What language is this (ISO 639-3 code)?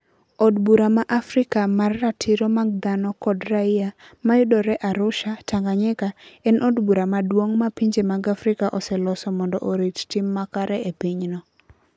luo